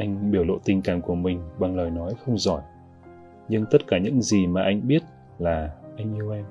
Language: Vietnamese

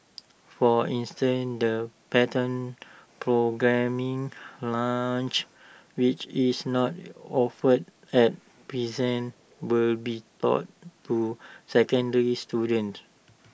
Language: English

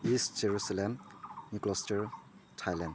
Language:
Manipuri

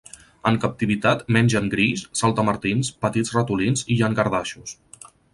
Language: Catalan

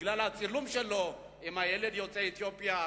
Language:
Hebrew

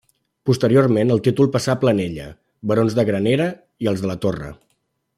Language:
Catalan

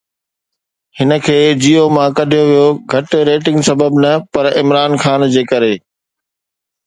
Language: Sindhi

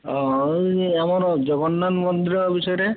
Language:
Odia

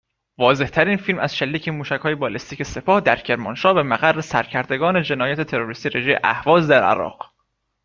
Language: Persian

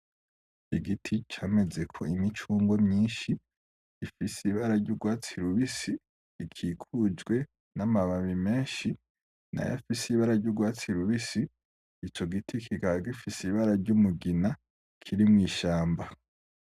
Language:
Rundi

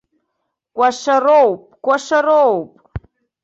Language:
Abkhazian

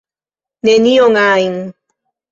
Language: Esperanto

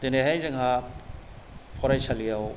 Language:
Bodo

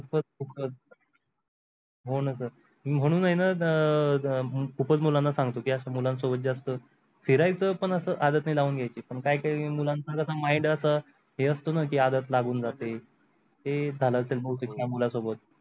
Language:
Marathi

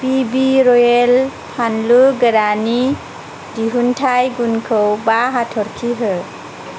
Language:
Bodo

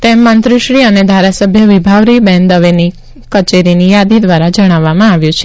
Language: Gujarati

